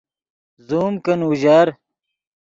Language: Yidgha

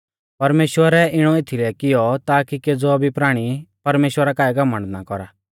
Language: Mahasu Pahari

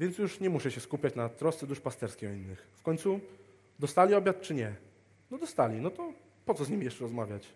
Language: Polish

